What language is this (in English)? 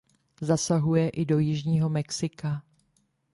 Czech